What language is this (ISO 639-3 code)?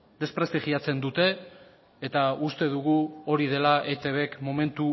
eus